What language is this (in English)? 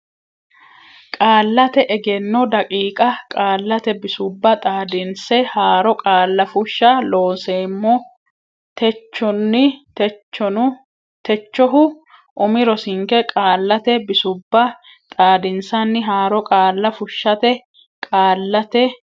Sidamo